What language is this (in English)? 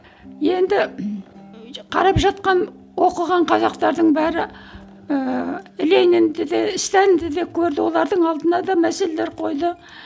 Kazakh